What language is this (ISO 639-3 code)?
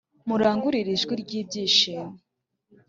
kin